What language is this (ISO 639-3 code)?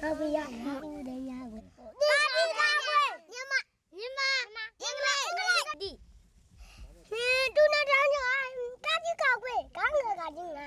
tha